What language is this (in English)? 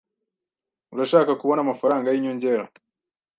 Kinyarwanda